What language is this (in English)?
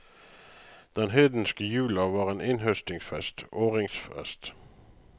Norwegian